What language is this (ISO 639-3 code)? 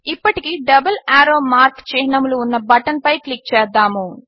tel